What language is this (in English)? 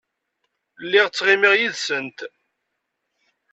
Kabyle